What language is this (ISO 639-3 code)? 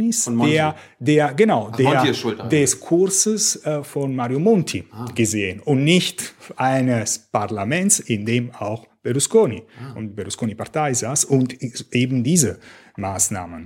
deu